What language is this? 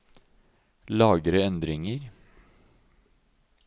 Norwegian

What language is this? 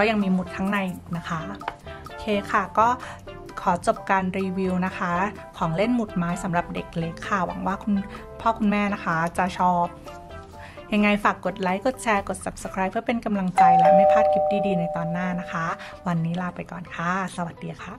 Thai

